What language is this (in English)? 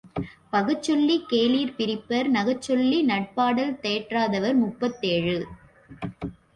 Tamil